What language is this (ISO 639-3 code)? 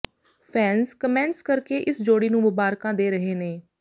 pan